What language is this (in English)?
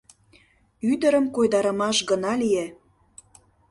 Mari